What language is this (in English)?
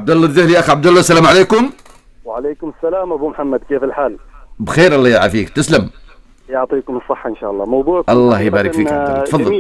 Arabic